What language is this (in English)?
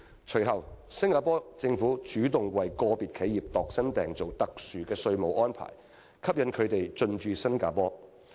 Cantonese